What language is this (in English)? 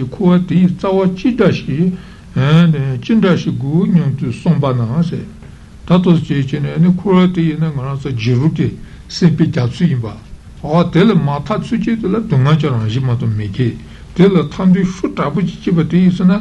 Italian